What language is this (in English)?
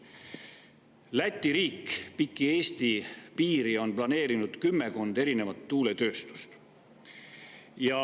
Estonian